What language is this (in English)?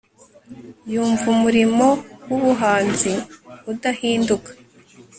Kinyarwanda